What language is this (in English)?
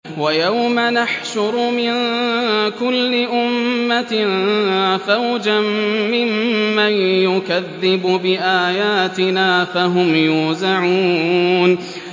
Arabic